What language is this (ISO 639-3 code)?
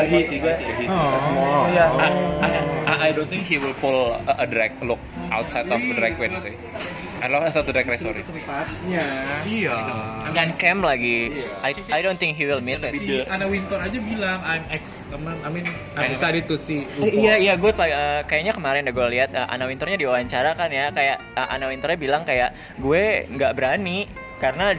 ind